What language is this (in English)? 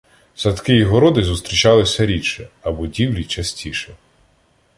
Ukrainian